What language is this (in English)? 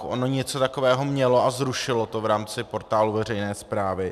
Czech